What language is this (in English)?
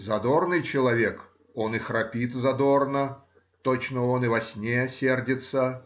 Russian